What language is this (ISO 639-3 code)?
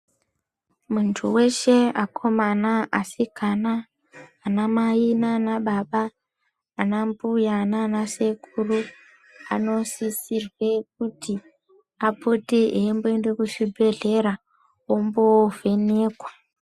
ndc